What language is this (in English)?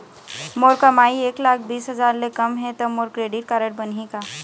Chhattisgarhi